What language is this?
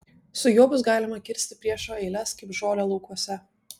Lithuanian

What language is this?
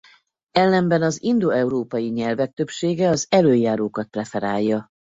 Hungarian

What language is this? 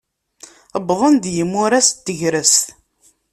Kabyle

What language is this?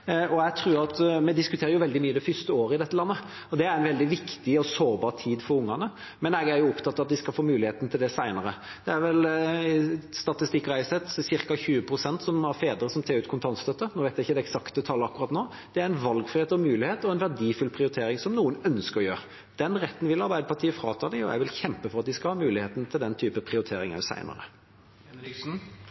Norwegian Bokmål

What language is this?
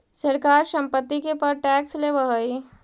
Magahi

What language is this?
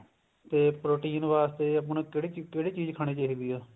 Punjabi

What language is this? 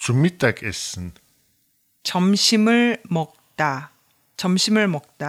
German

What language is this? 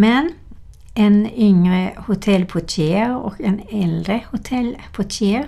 Swedish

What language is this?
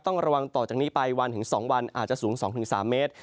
Thai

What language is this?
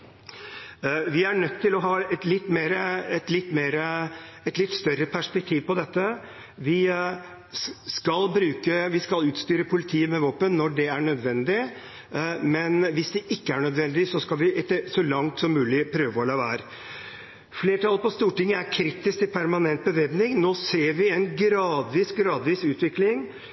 Norwegian Bokmål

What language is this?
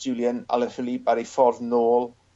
Welsh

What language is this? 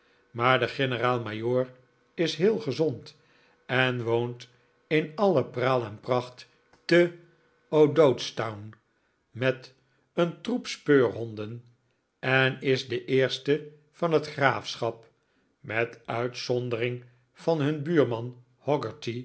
Dutch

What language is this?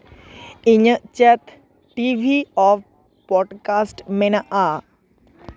Santali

